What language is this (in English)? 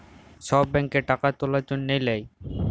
Bangla